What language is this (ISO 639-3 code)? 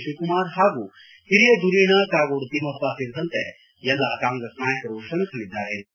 kan